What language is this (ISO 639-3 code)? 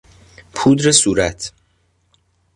fas